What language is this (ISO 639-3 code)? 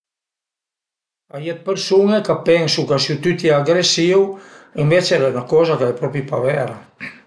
pms